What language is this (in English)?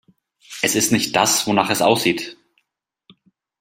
German